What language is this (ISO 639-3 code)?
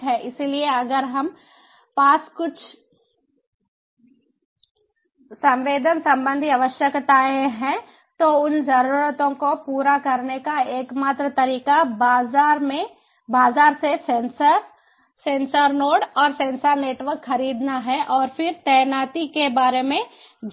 hin